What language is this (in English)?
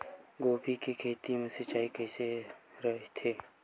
Chhattisgarhi